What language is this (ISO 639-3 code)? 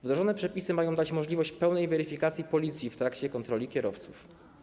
pol